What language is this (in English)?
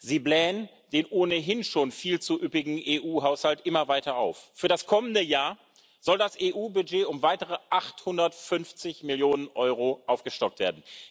German